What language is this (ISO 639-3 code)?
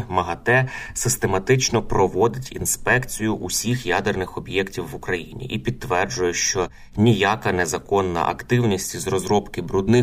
ukr